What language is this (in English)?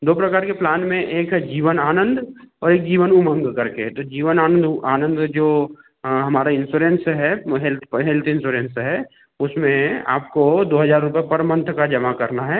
Hindi